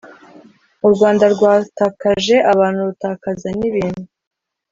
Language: Kinyarwanda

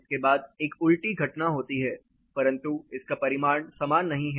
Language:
Hindi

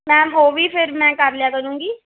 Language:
Punjabi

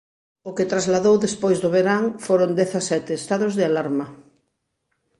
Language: Galician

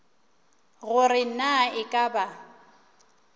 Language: Northern Sotho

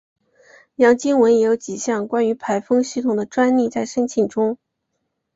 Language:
Chinese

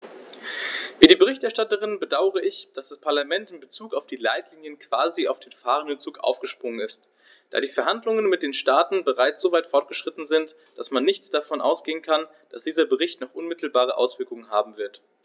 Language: German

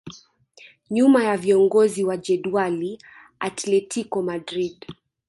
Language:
Swahili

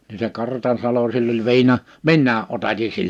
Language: Finnish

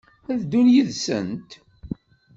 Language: Kabyle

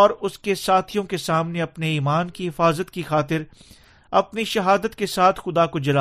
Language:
Urdu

